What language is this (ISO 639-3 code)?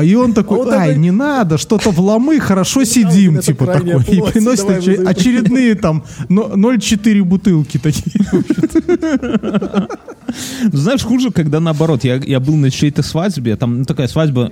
rus